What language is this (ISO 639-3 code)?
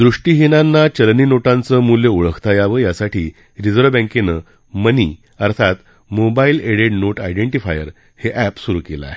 mar